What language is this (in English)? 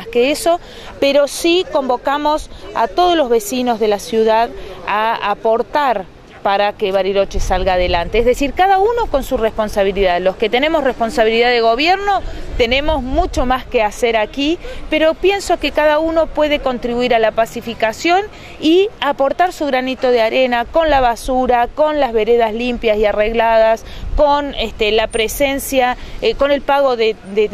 Spanish